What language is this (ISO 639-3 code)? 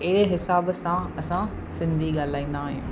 snd